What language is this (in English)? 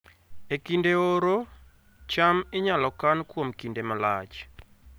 Luo (Kenya and Tanzania)